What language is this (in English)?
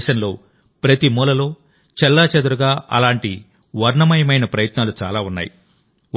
Telugu